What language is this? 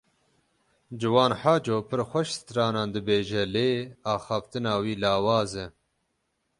Kurdish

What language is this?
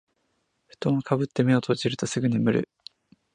Japanese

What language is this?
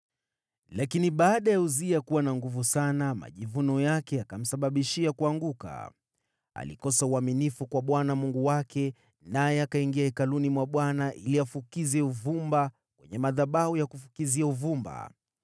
Swahili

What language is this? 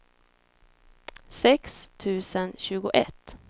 Swedish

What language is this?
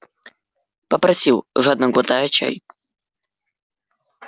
Russian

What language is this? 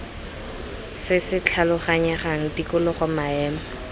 Tswana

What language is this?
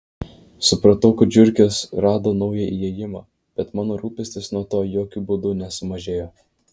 Lithuanian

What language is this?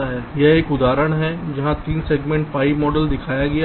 Hindi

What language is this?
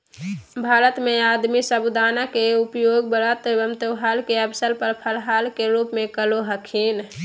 Magahi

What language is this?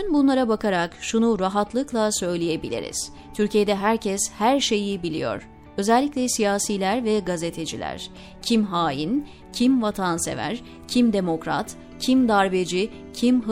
Turkish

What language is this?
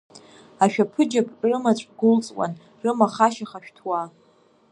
Abkhazian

